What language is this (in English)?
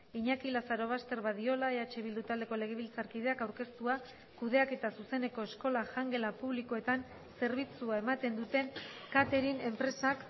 Basque